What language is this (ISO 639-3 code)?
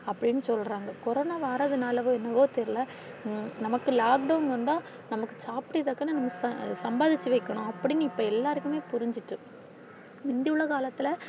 tam